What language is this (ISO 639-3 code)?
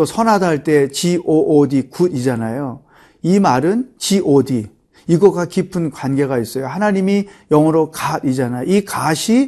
kor